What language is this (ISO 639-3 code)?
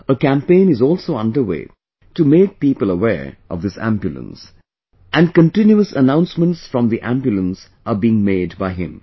eng